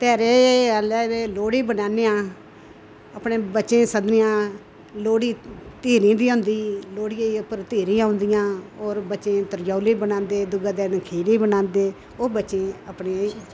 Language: Dogri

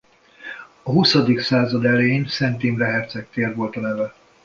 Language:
Hungarian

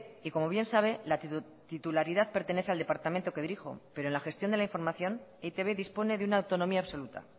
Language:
Spanish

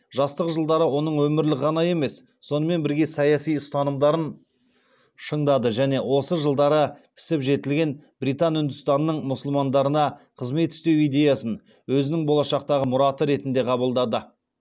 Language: Kazakh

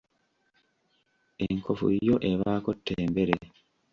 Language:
Ganda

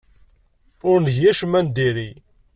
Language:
Kabyle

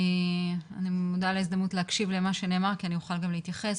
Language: Hebrew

